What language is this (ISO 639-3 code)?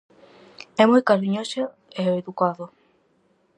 glg